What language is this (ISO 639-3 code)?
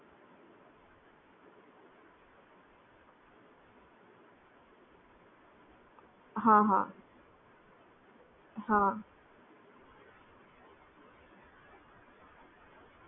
guj